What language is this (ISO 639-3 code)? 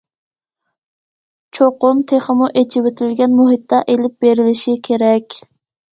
uig